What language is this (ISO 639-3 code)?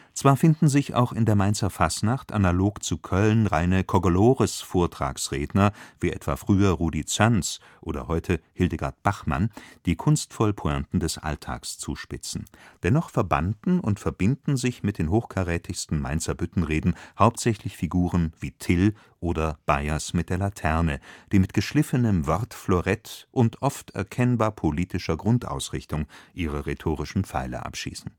deu